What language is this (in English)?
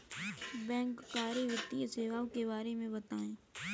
Hindi